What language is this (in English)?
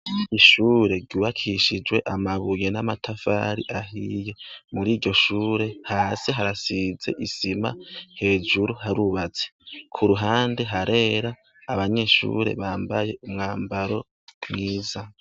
Rundi